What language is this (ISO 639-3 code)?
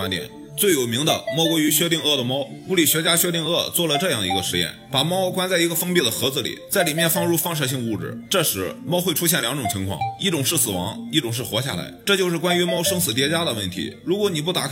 zho